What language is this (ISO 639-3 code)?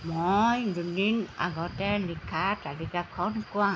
asm